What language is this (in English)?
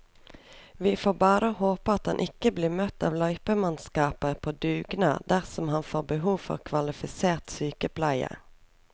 Norwegian